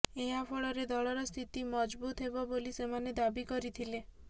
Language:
Odia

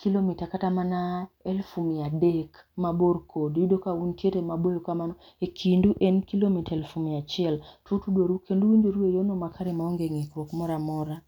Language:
Luo (Kenya and Tanzania)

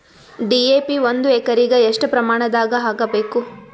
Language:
Kannada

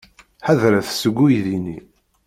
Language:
Kabyle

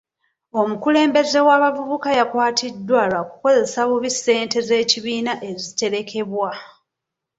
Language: Ganda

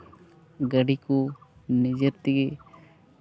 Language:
Santali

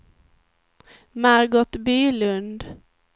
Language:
Swedish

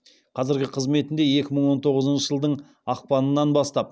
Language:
Kazakh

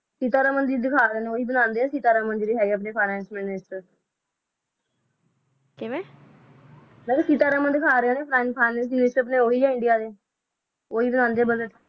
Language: Punjabi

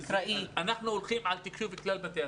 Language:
Hebrew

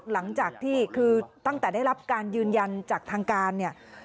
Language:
Thai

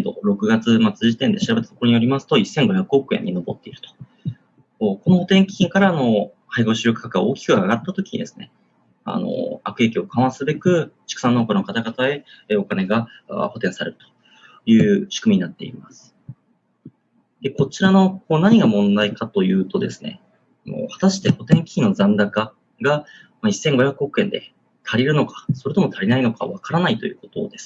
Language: Japanese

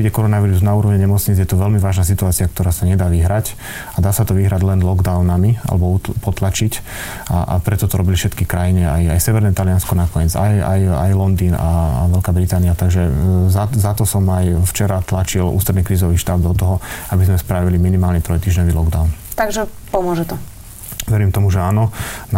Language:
Slovak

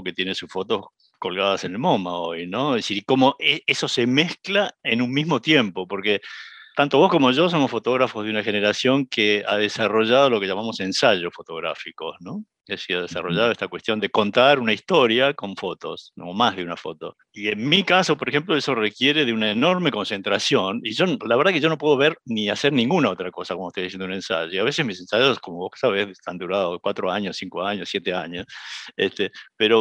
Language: Spanish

